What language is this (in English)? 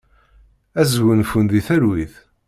Kabyle